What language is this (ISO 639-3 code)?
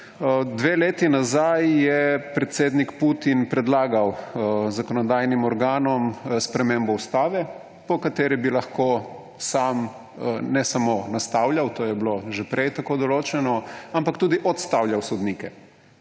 slv